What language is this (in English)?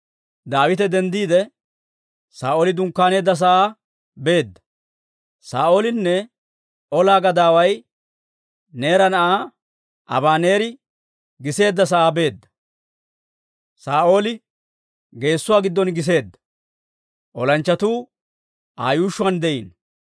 Dawro